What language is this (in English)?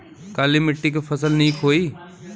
Bhojpuri